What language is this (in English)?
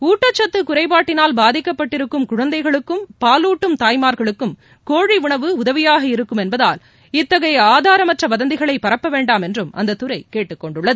Tamil